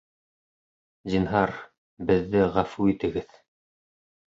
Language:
Bashkir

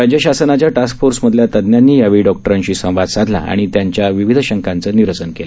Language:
Marathi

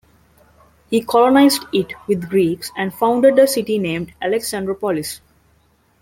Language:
English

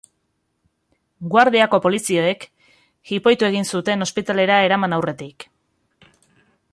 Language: Basque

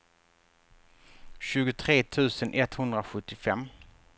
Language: Swedish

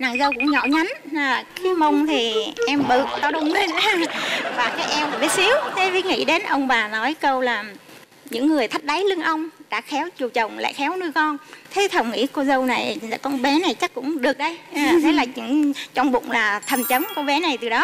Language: Vietnamese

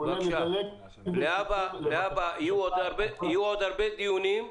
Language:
Hebrew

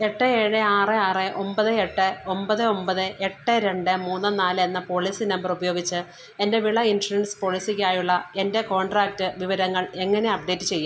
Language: Malayalam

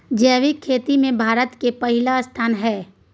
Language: Maithili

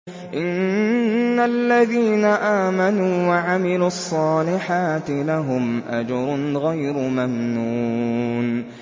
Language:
Arabic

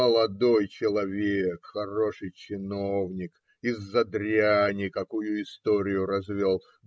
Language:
Russian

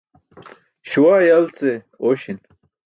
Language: Burushaski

